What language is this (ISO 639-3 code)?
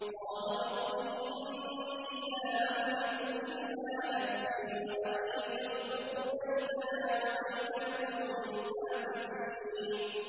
ara